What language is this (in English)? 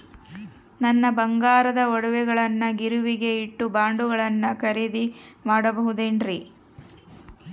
Kannada